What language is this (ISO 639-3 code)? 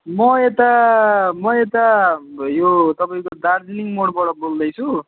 nep